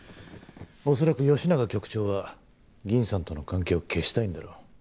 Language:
Japanese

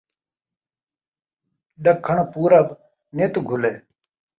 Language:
Saraiki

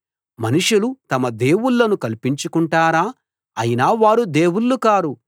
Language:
Telugu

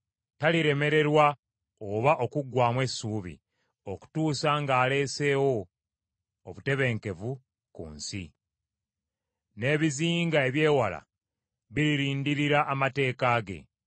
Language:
Ganda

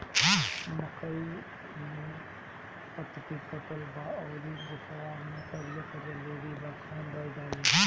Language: Bhojpuri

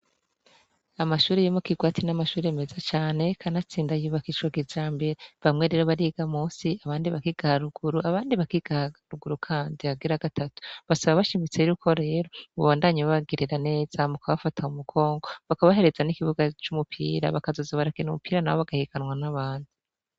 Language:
Rundi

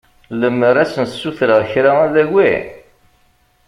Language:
Kabyle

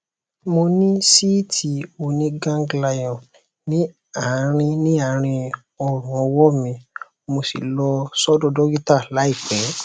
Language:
Yoruba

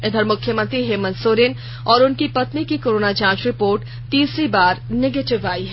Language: Hindi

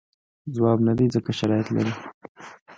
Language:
Pashto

